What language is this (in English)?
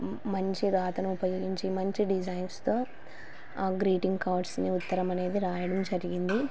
Telugu